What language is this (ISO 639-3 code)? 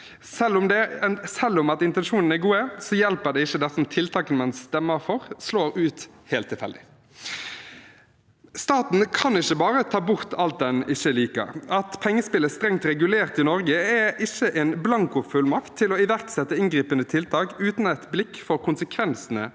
nor